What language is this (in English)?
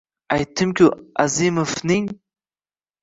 Uzbek